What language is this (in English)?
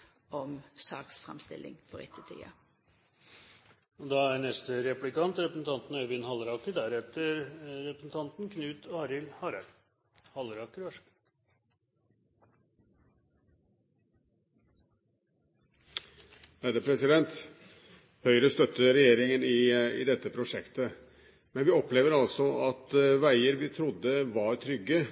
Norwegian